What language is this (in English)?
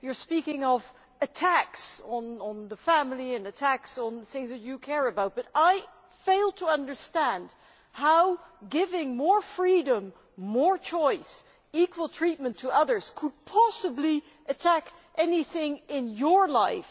English